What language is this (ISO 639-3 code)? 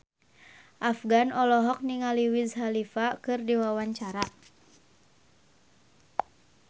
sun